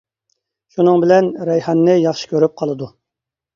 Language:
Uyghur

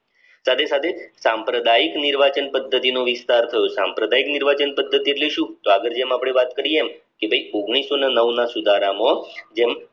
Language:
Gujarati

